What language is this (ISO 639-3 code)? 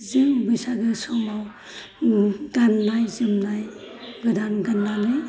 brx